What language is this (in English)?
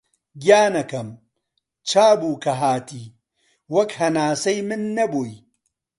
Central Kurdish